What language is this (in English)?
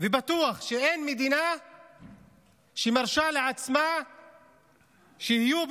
Hebrew